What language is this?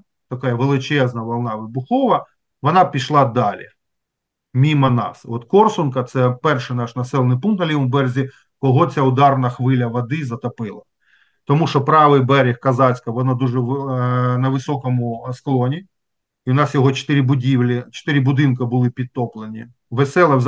Ukrainian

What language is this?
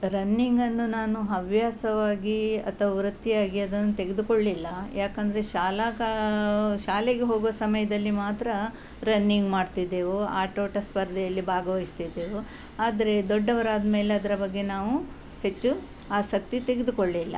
Kannada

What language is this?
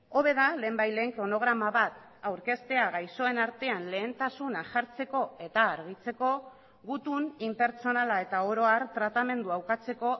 Basque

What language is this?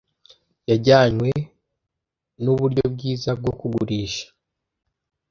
Kinyarwanda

